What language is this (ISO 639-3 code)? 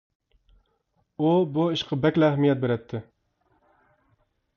uig